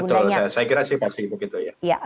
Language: Indonesian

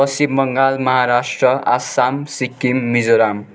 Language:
Nepali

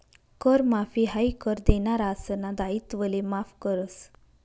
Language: Marathi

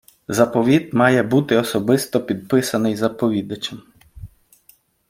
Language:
Ukrainian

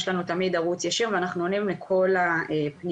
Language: Hebrew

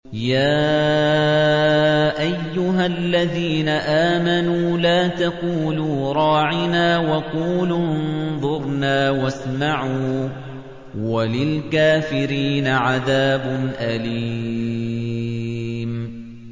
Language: Arabic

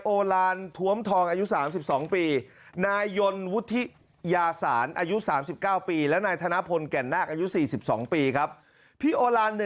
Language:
Thai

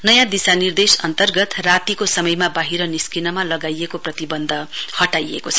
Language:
Nepali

